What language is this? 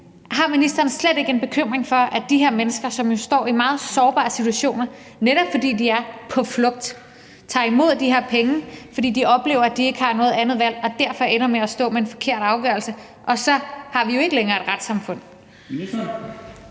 Danish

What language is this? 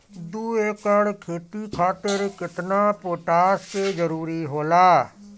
Bhojpuri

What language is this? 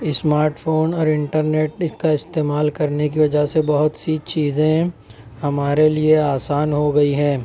Urdu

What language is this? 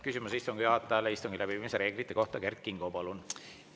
Estonian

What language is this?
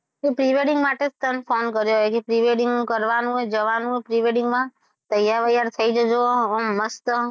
Gujarati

